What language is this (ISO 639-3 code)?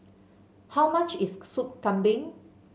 eng